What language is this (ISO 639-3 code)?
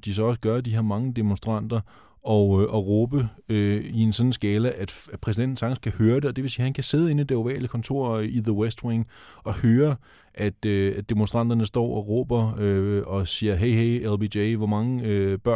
dan